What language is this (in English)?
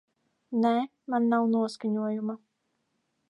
Latvian